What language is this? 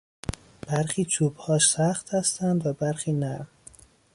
Persian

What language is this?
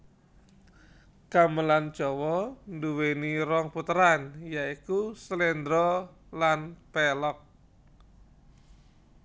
Javanese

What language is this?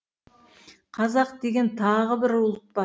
Kazakh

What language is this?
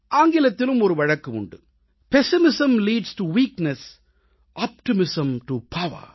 Tamil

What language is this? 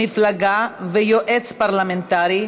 Hebrew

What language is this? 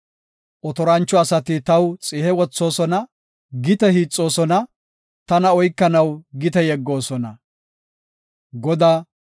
Gofa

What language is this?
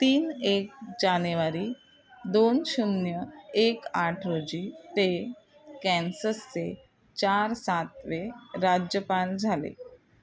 Marathi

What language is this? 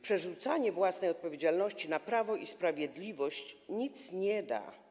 Polish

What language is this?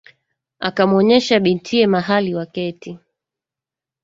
Swahili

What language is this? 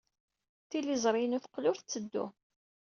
Kabyle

